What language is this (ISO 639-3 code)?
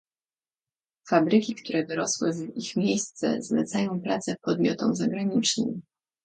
pol